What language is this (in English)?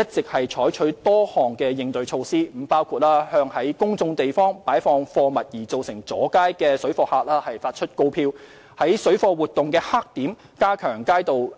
Cantonese